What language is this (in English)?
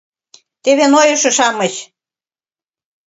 Mari